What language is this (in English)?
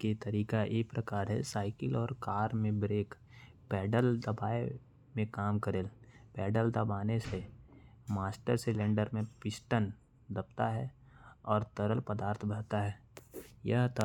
Korwa